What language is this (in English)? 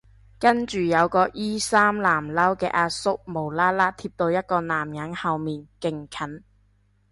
Cantonese